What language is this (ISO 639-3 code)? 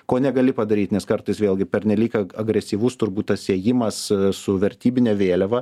lit